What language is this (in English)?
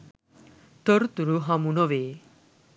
Sinhala